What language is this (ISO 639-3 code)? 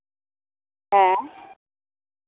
sat